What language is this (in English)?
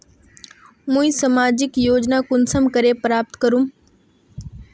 Magahi